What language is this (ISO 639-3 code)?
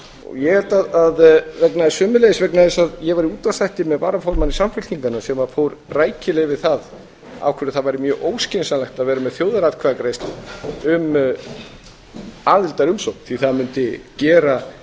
isl